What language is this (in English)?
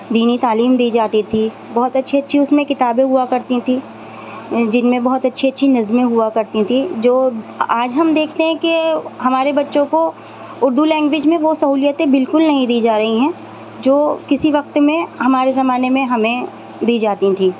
Urdu